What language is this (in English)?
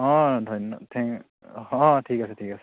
Assamese